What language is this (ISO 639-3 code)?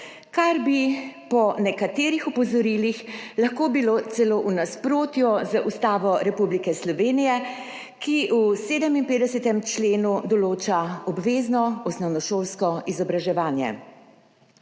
slv